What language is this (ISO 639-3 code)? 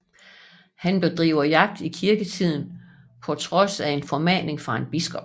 dan